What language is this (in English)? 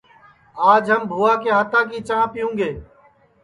Sansi